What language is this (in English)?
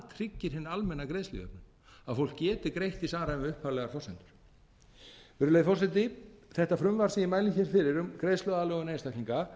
Icelandic